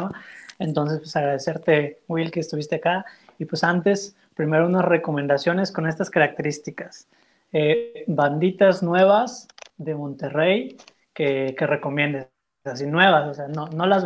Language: Spanish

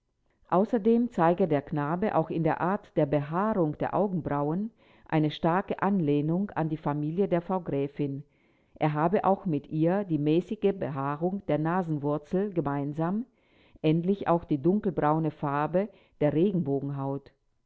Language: German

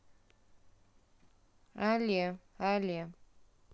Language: Russian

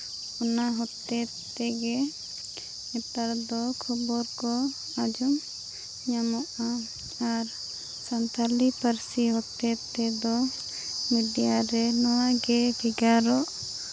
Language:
Santali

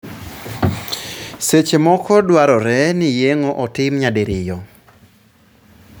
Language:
Luo (Kenya and Tanzania)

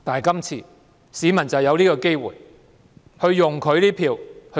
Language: Cantonese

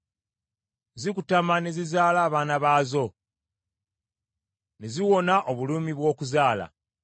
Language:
Ganda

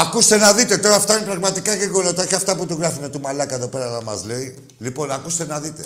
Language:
Greek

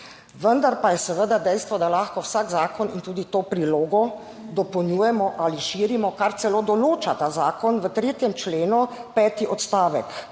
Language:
Slovenian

